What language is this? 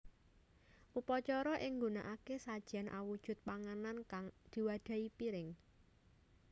Javanese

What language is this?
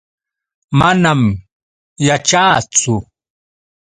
Yauyos Quechua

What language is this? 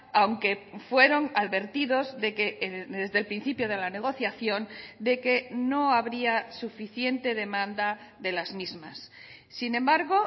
Spanish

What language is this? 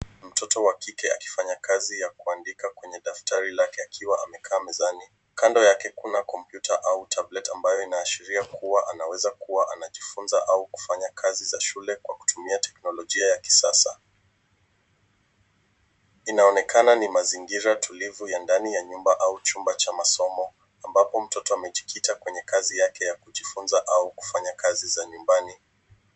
Swahili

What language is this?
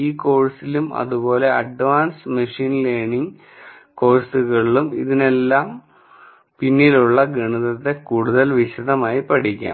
Malayalam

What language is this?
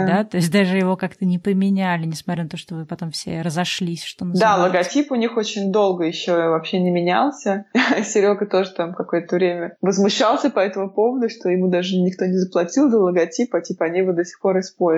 Russian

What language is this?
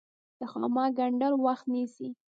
Pashto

